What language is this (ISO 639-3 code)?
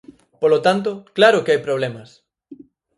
glg